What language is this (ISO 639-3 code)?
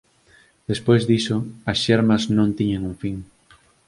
glg